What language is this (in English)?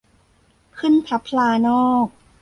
Thai